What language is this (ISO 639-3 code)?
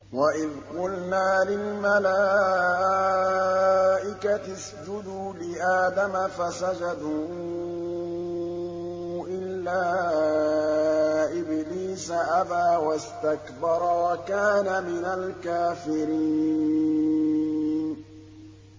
ara